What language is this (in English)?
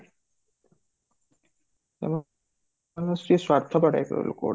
Odia